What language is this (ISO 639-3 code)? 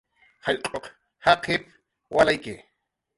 jqr